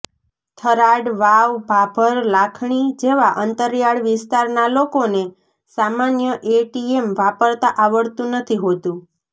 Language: Gujarati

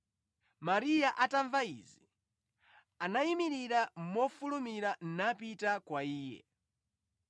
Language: Nyanja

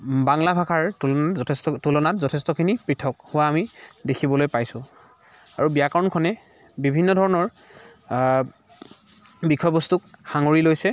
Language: Assamese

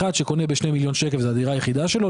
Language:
Hebrew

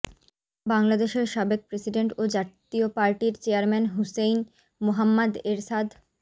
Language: Bangla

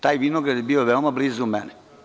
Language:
Serbian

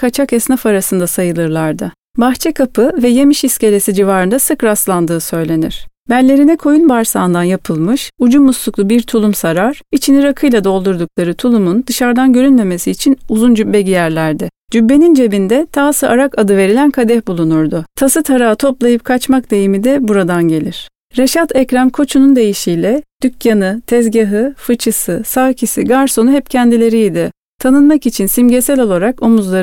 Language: Turkish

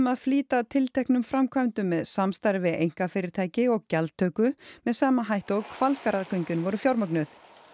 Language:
Icelandic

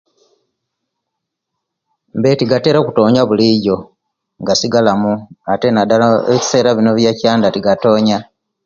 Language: Kenyi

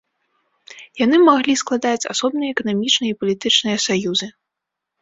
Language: Belarusian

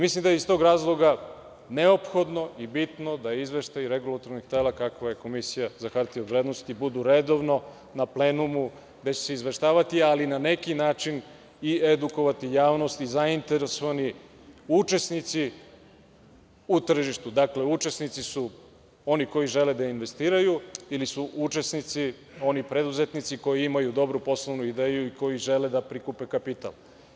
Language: Serbian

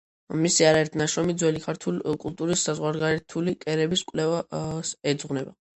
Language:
Georgian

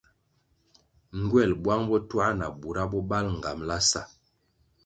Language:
Kwasio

